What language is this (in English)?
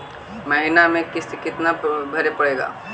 Magahi